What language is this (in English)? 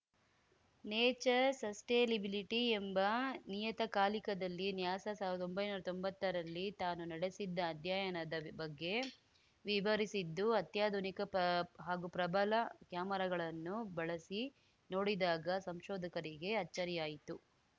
Kannada